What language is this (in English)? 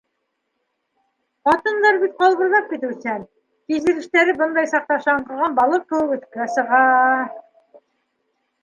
Bashkir